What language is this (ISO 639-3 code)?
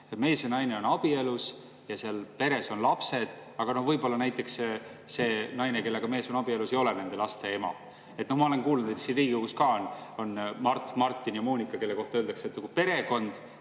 est